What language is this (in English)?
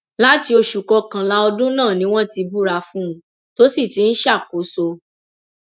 Yoruba